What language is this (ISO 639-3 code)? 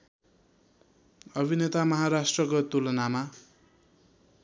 nep